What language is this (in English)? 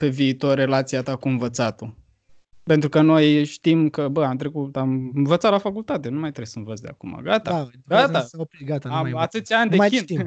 Romanian